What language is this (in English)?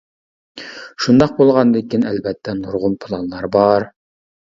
Uyghur